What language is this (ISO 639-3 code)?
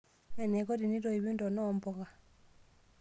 mas